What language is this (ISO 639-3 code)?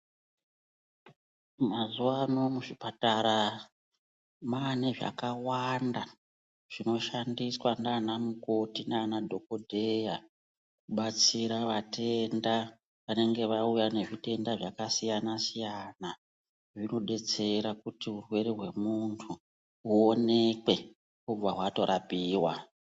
ndc